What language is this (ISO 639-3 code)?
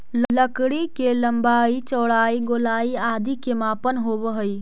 mag